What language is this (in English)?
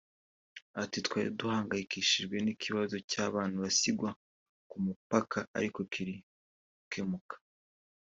Kinyarwanda